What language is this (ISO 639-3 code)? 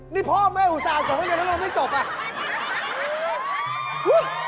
tha